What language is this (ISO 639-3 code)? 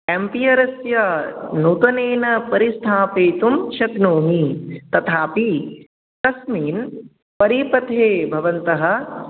san